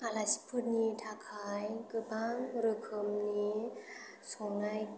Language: Bodo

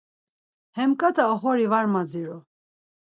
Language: Laz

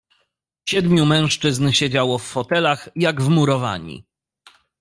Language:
Polish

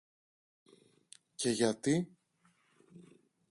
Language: Greek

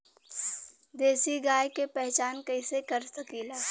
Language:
Bhojpuri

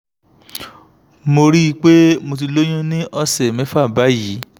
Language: Yoruba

